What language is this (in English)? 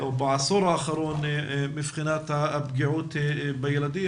Hebrew